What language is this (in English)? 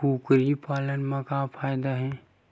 Chhattisgarhi